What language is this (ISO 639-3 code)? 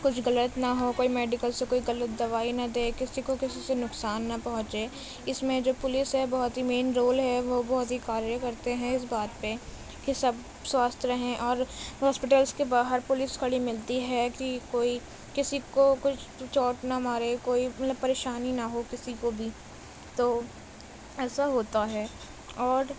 urd